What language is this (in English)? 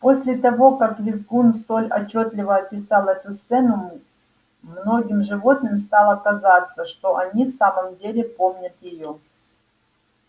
Russian